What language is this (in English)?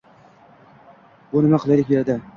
Uzbek